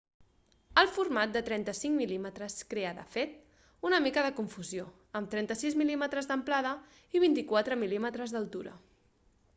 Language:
Catalan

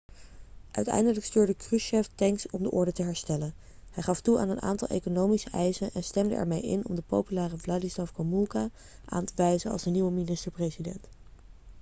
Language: Dutch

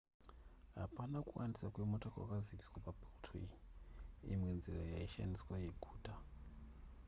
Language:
Shona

